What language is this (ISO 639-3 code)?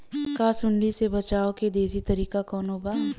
bho